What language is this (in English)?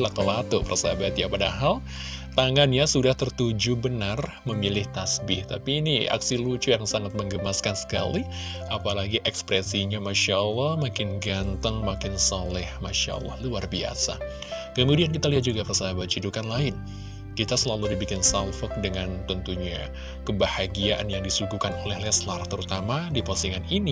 Indonesian